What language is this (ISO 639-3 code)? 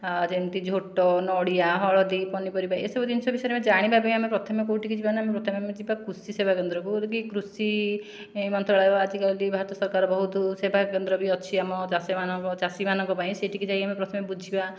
ori